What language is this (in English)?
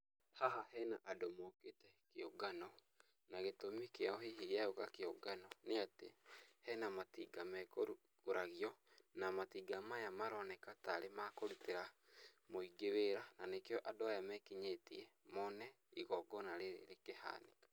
Kikuyu